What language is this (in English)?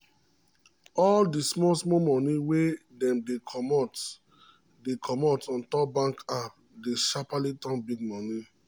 Nigerian Pidgin